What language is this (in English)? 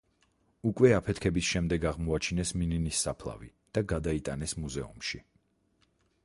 Georgian